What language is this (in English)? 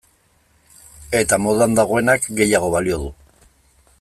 Basque